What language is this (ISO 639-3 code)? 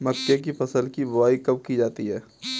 hin